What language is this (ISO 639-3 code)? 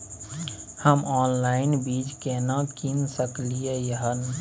mai